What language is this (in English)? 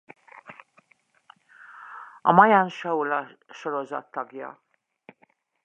Hungarian